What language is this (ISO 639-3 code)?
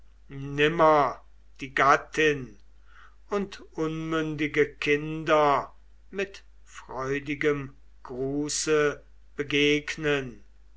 deu